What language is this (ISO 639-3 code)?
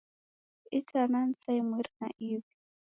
dav